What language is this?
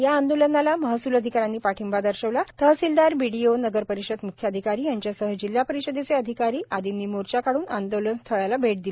Marathi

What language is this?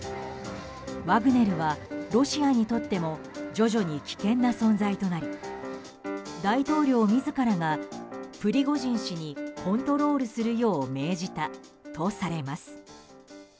Japanese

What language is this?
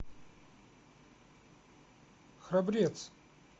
Russian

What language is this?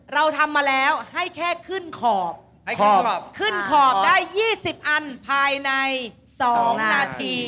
Thai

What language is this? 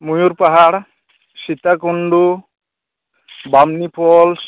Santali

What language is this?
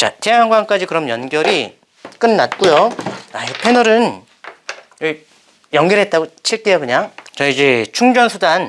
Korean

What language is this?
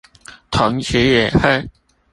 Chinese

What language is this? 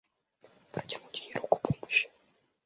Russian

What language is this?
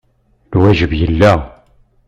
Kabyle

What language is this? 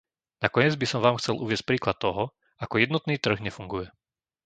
Slovak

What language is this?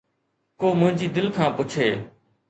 Sindhi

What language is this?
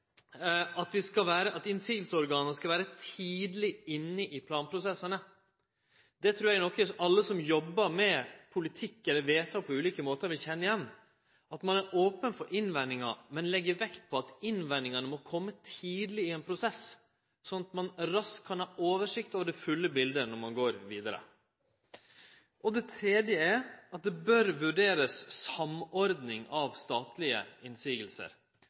Norwegian Nynorsk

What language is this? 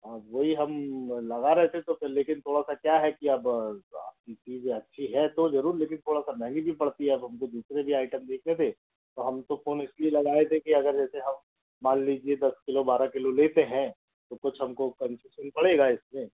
Hindi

